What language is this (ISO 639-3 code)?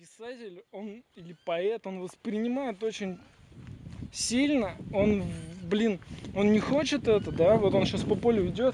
rus